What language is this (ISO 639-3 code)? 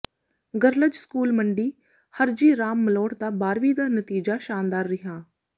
pan